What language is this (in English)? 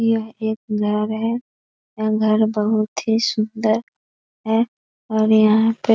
Hindi